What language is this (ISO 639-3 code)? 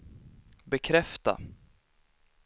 swe